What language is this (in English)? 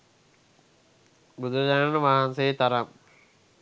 Sinhala